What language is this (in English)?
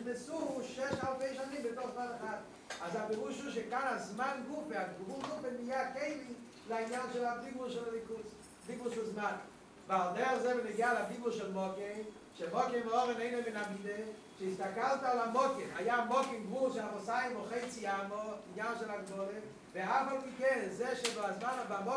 Hebrew